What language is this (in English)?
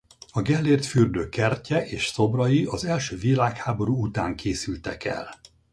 Hungarian